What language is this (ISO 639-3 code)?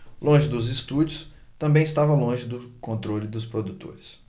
por